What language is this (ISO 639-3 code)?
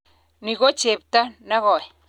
kln